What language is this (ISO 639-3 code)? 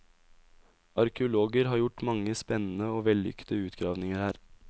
nor